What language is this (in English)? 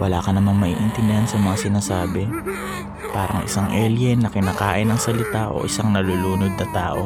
Filipino